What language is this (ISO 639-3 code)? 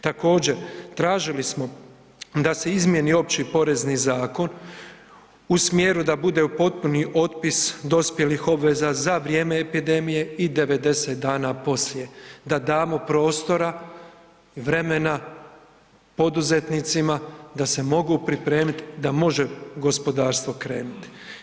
hrv